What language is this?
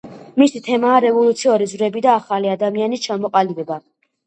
Georgian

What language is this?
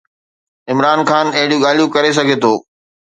Sindhi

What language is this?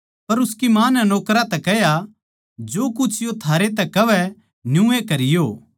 Haryanvi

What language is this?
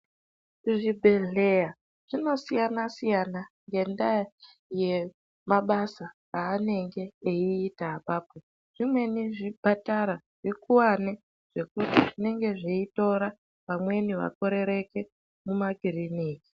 Ndau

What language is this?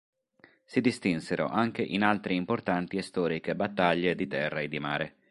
Italian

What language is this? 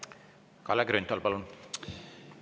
Estonian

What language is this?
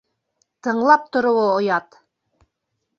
Bashkir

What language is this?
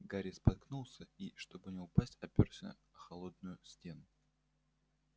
Russian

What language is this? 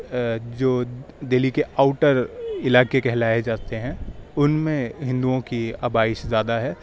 Urdu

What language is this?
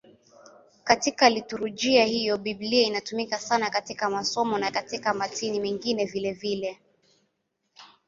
Swahili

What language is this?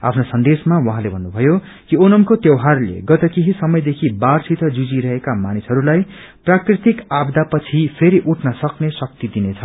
Nepali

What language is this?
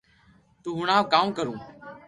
Loarki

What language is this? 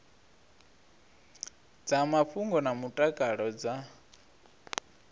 Venda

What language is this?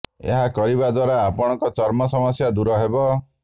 Odia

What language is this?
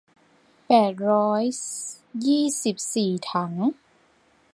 Thai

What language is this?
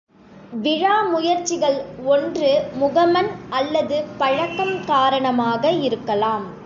Tamil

